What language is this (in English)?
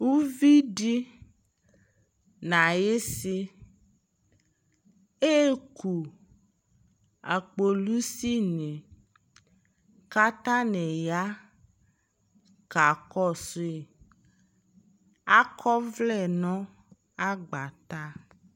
Ikposo